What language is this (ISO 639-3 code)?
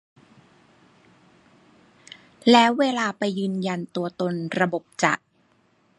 tha